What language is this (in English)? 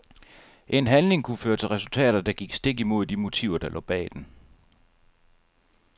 Danish